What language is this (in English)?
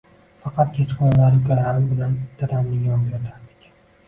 Uzbek